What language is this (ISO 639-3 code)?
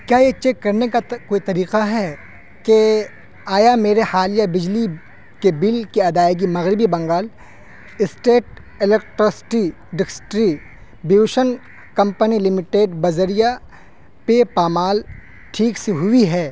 urd